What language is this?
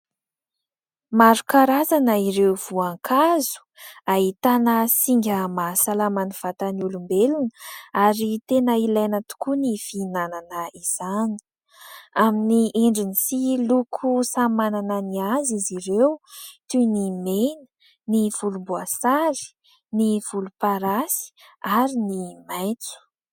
Malagasy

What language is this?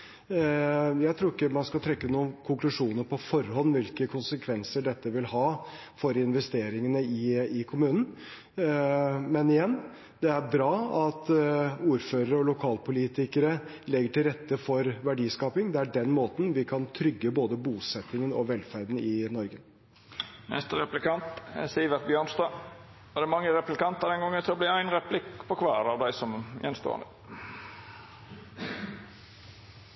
Norwegian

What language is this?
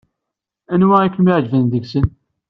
Kabyle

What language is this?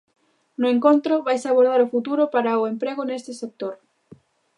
Galician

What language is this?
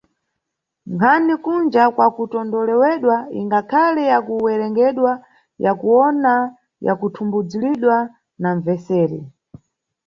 Nyungwe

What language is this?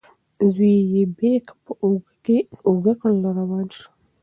Pashto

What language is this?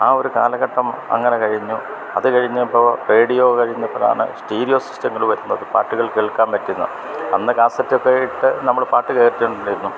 Malayalam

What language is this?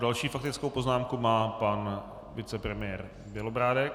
Czech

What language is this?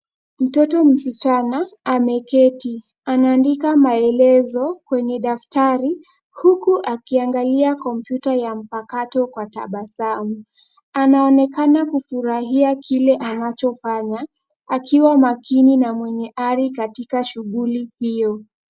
Swahili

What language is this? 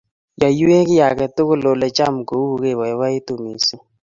Kalenjin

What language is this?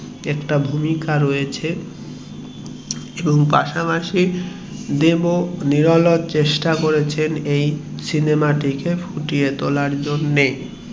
Bangla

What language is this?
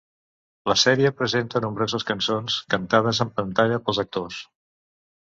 Catalan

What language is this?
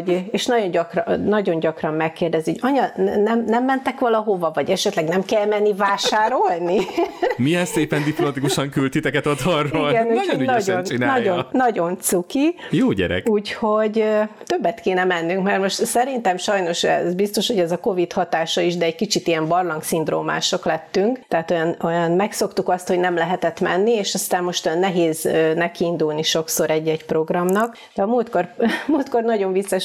Hungarian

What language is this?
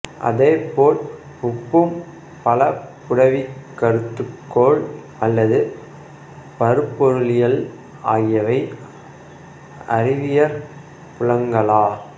Tamil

